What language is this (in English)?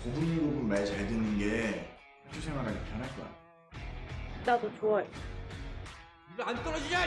Korean